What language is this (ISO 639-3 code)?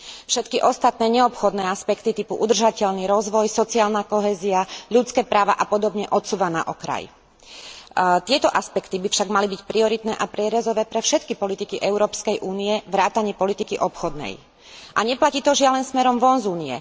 slk